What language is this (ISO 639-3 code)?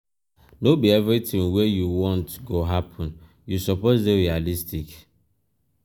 pcm